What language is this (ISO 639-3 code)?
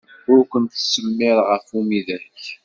kab